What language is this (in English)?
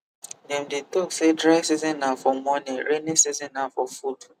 Nigerian Pidgin